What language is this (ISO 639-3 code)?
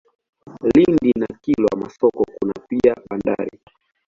swa